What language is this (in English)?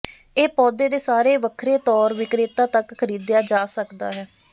Punjabi